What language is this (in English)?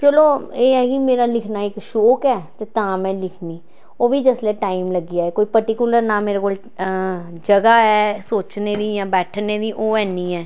Dogri